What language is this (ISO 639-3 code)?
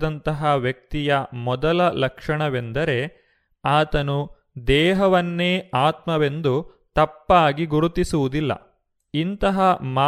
kan